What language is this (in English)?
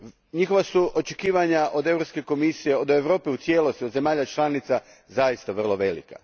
Croatian